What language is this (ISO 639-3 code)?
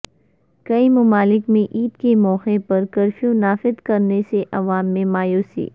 urd